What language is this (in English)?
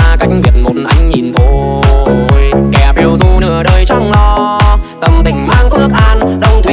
Vietnamese